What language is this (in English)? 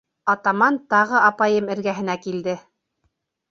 Bashkir